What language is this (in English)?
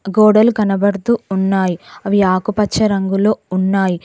Telugu